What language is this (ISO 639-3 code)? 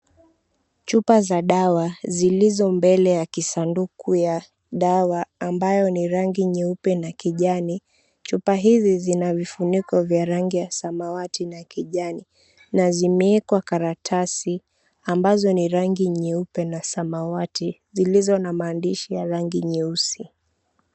swa